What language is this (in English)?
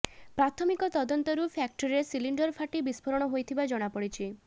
Odia